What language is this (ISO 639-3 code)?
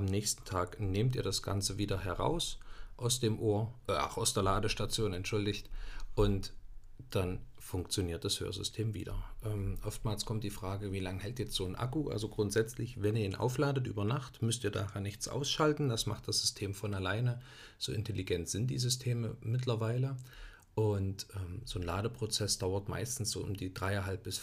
deu